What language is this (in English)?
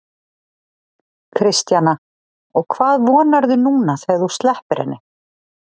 Icelandic